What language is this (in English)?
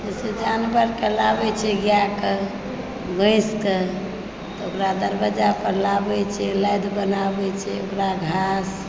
Maithili